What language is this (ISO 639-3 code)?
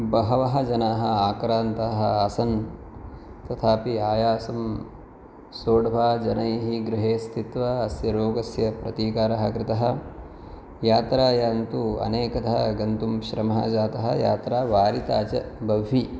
san